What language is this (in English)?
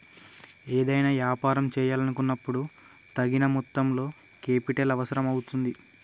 Telugu